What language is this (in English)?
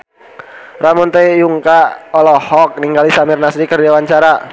Sundanese